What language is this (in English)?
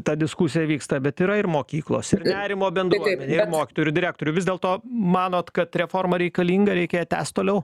Lithuanian